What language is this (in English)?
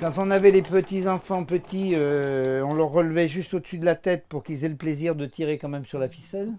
French